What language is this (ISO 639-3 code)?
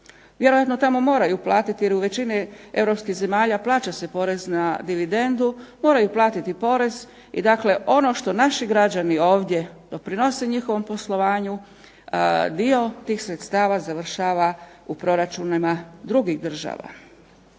hrv